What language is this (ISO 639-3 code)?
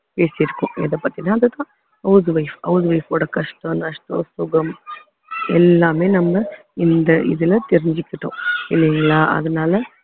tam